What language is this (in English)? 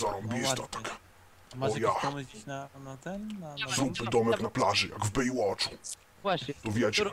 Polish